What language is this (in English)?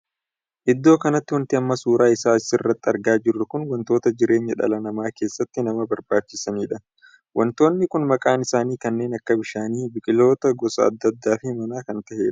Oromo